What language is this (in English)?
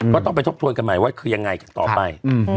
Thai